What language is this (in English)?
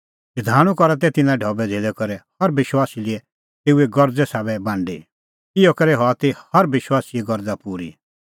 Kullu Pahari